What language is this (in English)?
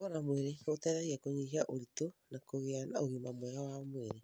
Kikuyu